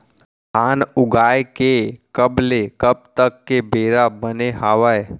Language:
Chhattisgarhi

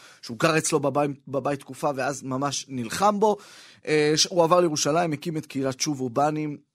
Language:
Hebrew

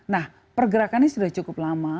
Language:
Indonesian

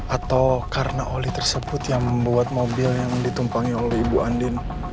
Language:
Indonesian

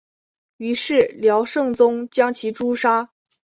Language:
Chinese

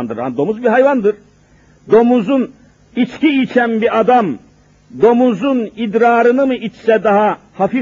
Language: Turkish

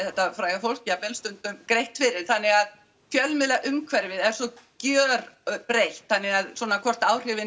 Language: Icelandic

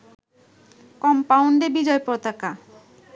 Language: Bangla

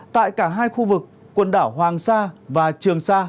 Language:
Vietnamese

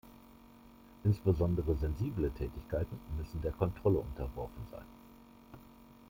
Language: German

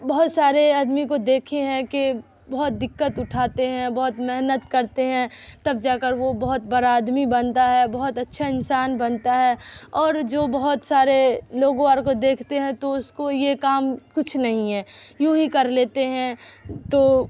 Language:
Urdu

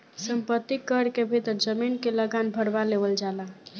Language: Bhojpuri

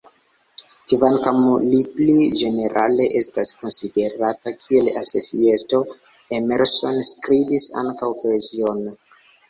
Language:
Esperanto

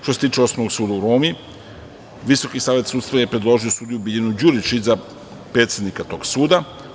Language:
Serbian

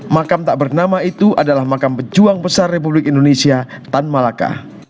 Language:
Indonesian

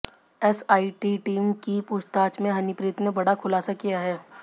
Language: Hindi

